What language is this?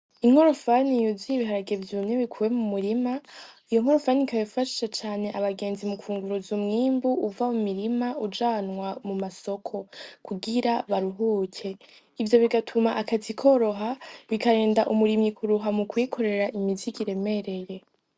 Rundi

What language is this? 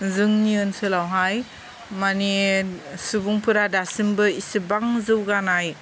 Bodo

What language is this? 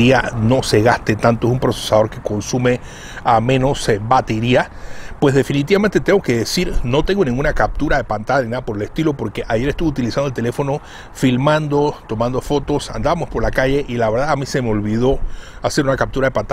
Spanish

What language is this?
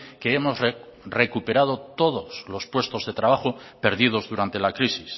Spanish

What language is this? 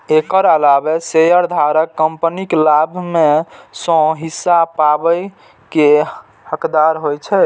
Maithili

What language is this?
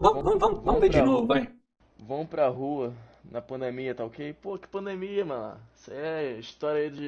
Portuguese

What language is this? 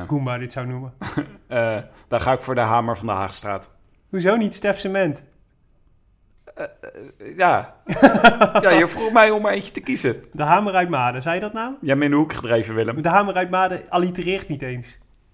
Dutch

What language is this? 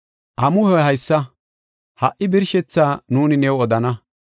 Gofa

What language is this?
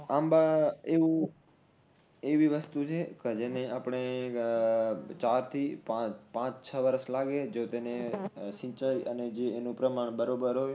Gujarati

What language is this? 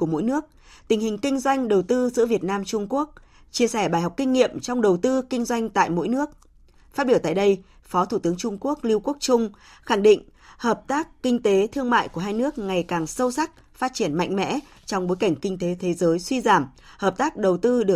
Vietnamese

